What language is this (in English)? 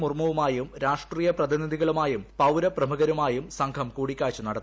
Malayalam